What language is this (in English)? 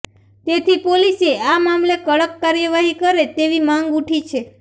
Gujarati